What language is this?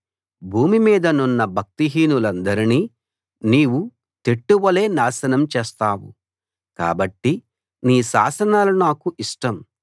Telugu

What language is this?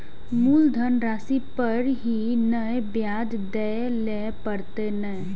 Maithili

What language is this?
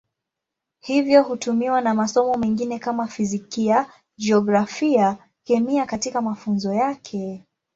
Swahili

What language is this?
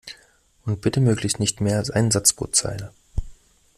German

